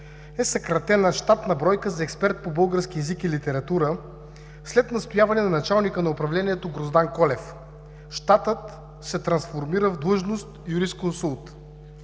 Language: Bulgarian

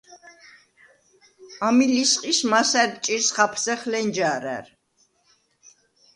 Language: Svan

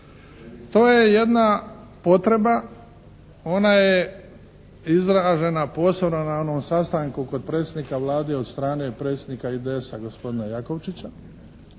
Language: Croatian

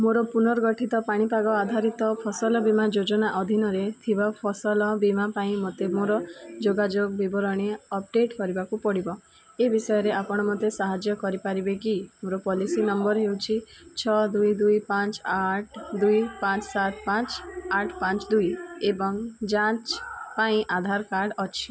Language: Odia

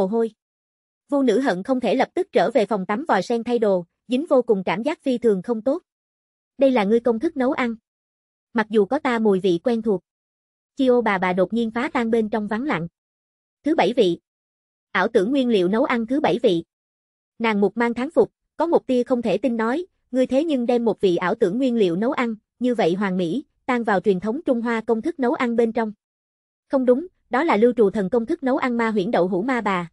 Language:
Vietnamese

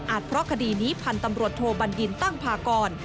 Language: Thai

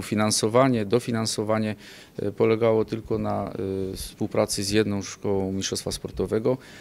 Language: Polish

